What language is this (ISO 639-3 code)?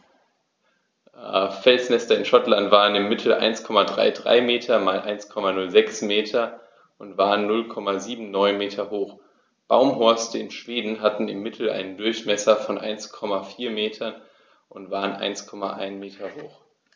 deu